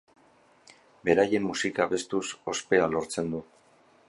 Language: Basque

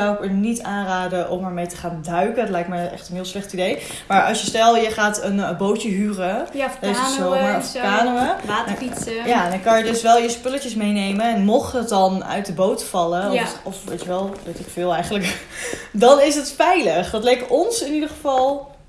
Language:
Dutch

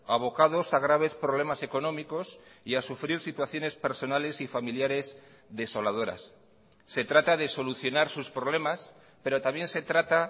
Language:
Spanish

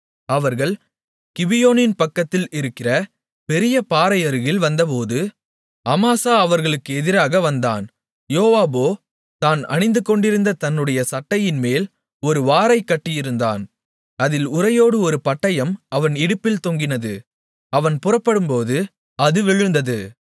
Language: Tamil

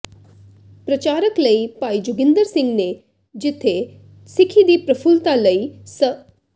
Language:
Punjabi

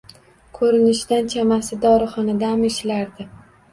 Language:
Uzbek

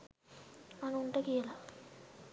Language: Sinhala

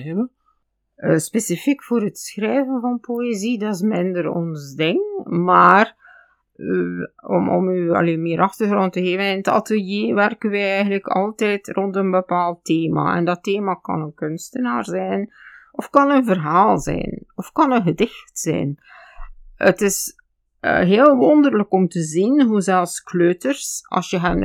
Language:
Dutch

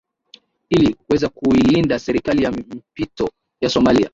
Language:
Swahili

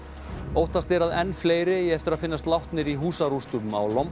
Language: Icelandic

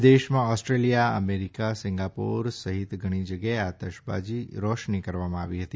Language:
Gujarati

